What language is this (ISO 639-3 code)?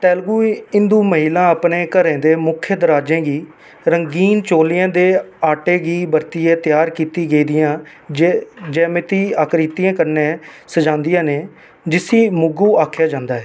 doi